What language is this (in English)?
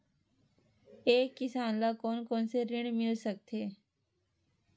Chhattisgarhi